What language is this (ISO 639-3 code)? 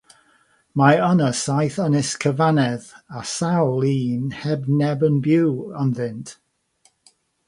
cym